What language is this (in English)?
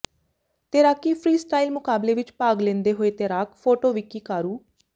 Punjabi